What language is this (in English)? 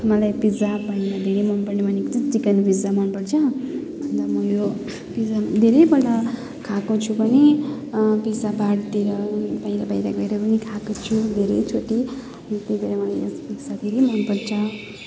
Nepali